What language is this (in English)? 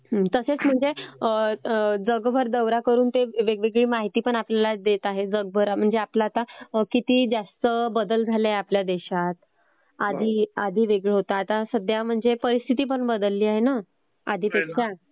Marathi